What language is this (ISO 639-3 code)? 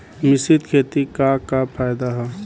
bho